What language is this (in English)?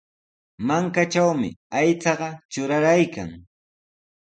Sihuas Ancash Quechua